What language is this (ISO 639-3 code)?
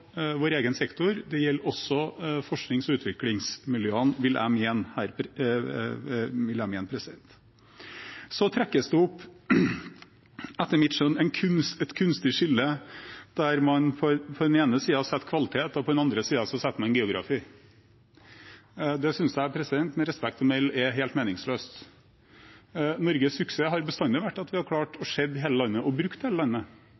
nob